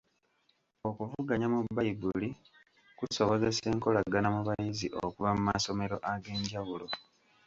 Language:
Ganda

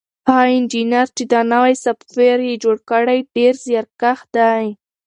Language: Pashto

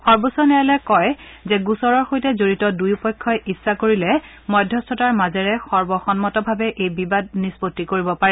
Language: Assamese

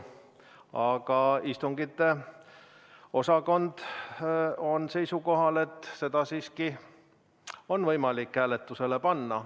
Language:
Estonian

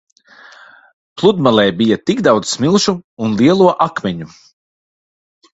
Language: Latvian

